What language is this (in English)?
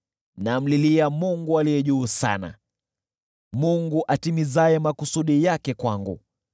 Swahili